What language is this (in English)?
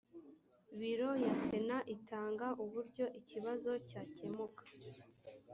Kinyarwanda